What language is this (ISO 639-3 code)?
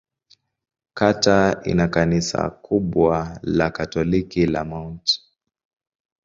swa